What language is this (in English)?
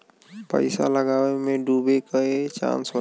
Bhojpuri